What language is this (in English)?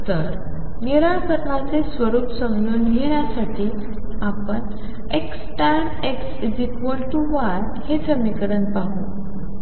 Marathi